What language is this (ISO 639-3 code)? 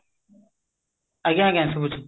ori